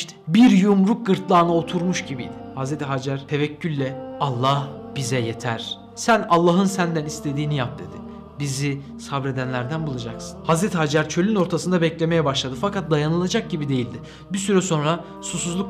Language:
Turkish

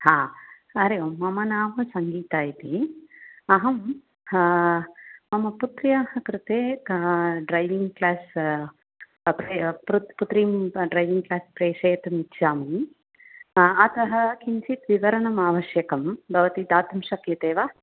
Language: Sanskrit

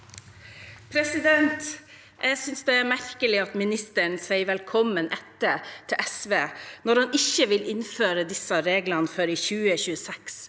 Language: Norwegian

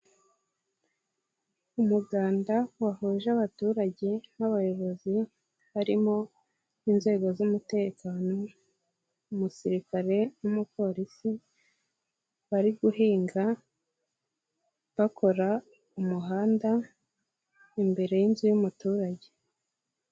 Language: Kinyarwanda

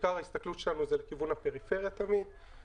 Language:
Hebrew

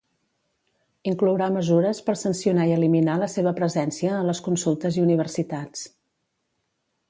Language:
Catalan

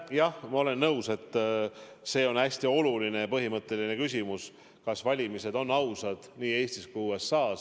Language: Estonian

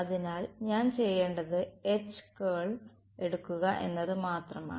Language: Malayalam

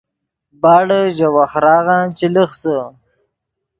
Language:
Yidgha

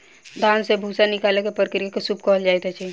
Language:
Maithili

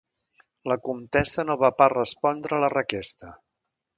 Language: Catalan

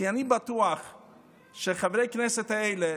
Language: Hebrew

